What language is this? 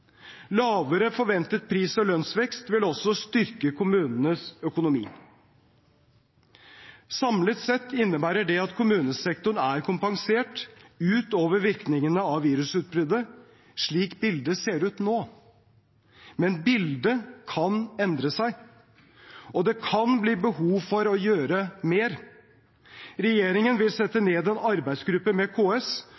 Norwegian Bokmål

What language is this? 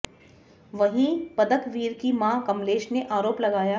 Hindi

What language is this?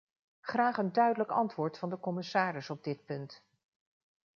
Dutch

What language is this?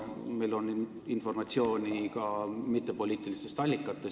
Estonian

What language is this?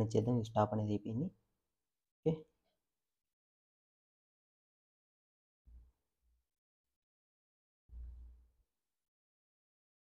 Telugu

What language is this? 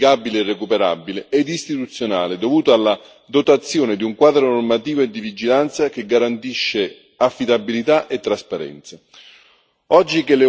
Italian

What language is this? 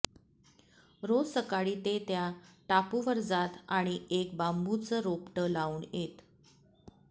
Marathi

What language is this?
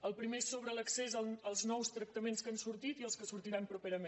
Catalan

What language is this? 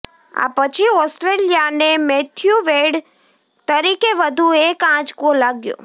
Gujarati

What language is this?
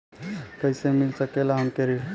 Bhojpuri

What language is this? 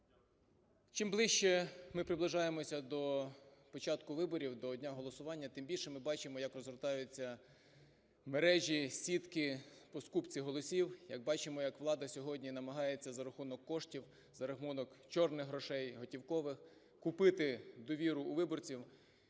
Ukrainian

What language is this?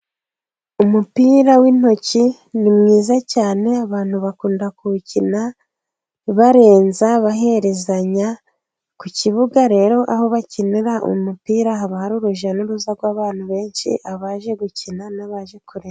Kinyarwanda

